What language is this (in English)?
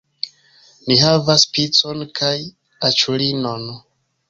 Esperanto